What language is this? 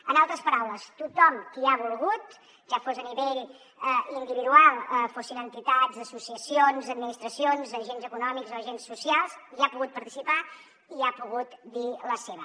Catalan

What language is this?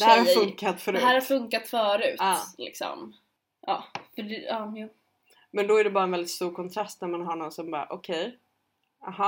Swedish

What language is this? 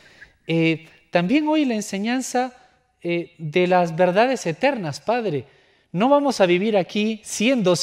Spanish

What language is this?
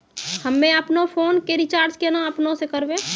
Maithili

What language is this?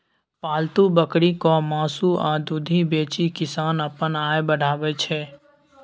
Maithili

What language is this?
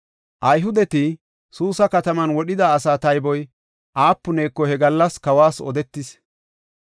Gofa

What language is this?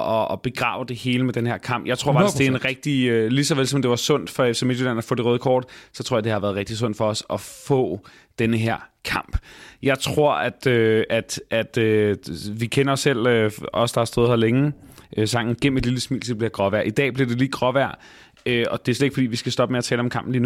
Danish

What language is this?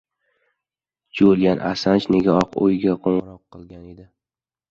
Uzbek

